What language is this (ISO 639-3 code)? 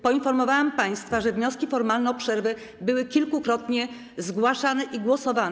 pol